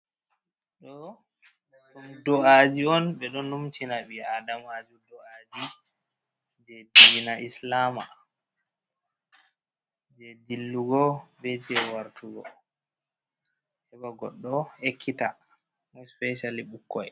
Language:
Fula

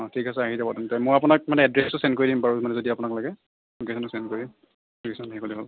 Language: Assamese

